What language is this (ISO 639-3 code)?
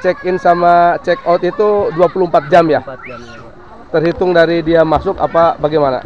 ind